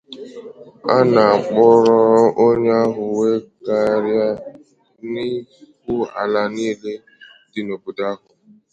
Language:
Igbo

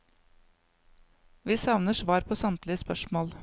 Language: Norwegian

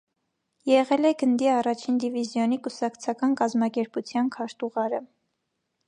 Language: Armenian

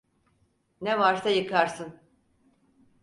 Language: Turkish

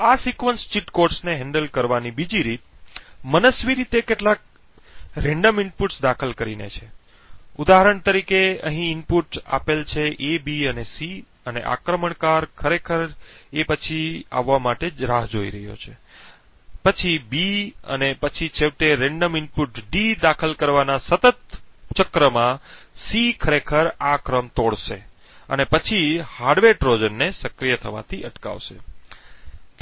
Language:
Gujarati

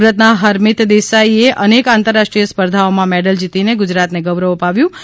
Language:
Gujarati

